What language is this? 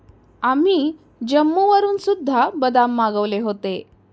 Marathi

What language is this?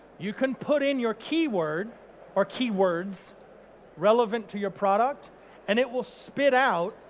English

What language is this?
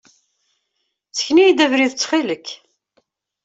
Kabyle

